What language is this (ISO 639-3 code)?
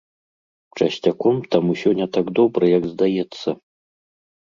bel